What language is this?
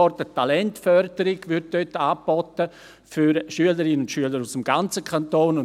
Swiss German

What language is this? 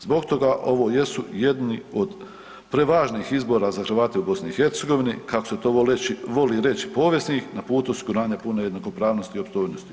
Croatian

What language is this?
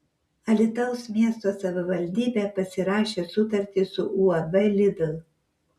Lithuanian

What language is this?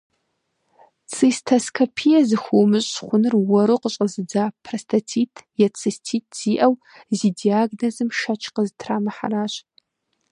Kabardian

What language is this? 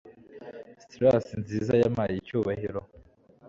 Kinyarwanda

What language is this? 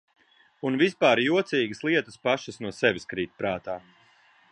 Latvian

